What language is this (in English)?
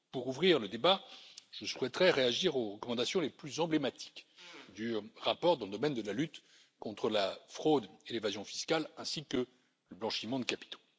French